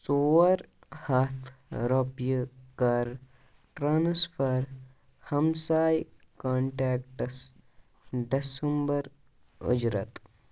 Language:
Kashmiri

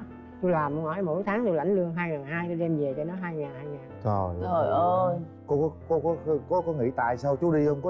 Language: Vietnamese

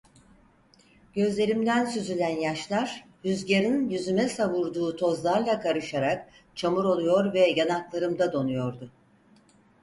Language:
Turkish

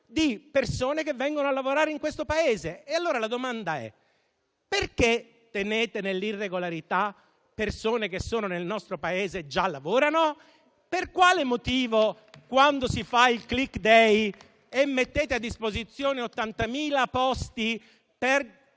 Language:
Italian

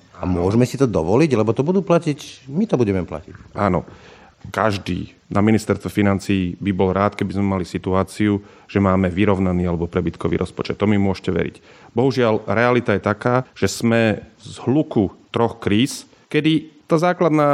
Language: Slovak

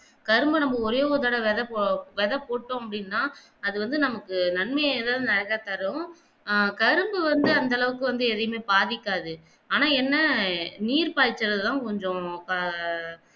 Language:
Tamil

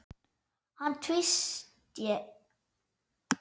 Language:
Icelandic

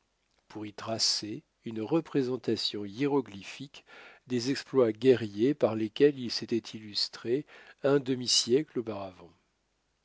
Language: French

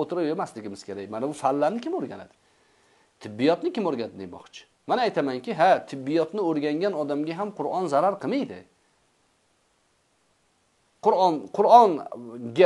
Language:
Turkish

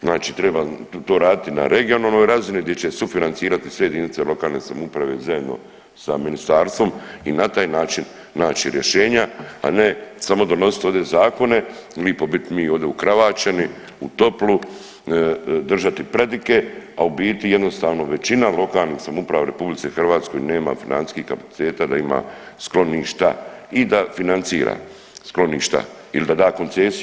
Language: Croatian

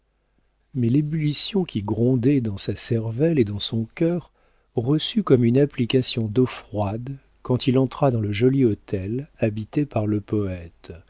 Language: French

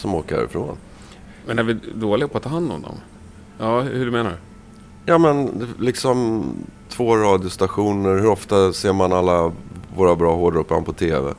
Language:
Swedish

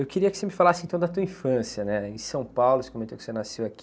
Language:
Portuguese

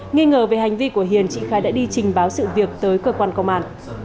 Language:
Vietnamese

